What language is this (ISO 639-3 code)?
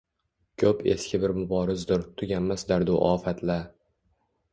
uzb